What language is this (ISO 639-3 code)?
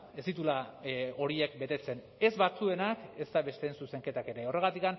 eus